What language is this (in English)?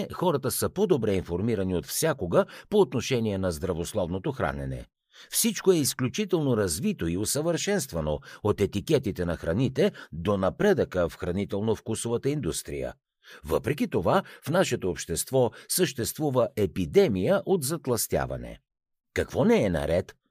Bulgarian